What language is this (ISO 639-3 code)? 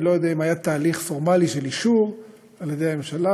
heb